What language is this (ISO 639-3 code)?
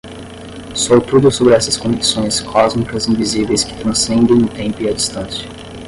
por